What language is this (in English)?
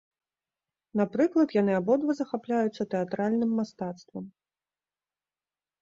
Belarusian